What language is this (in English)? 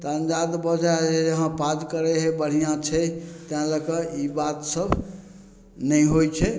Maithili